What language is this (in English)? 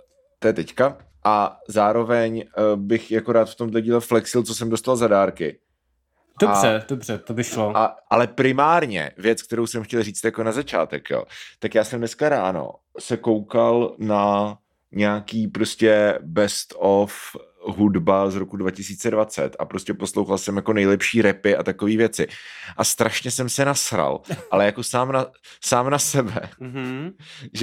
Czech